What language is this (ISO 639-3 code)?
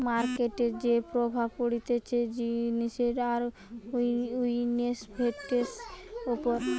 ben